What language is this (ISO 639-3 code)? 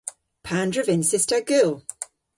cor